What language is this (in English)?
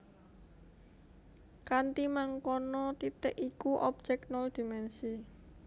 Javanese